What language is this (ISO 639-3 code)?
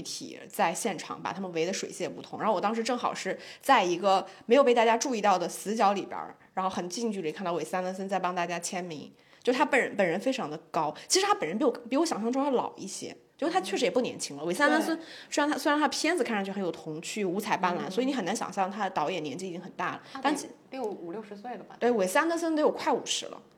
zho